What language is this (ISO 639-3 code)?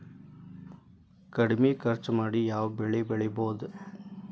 kan